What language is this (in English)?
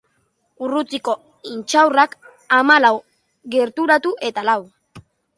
Basque